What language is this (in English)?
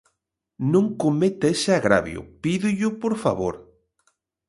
Galician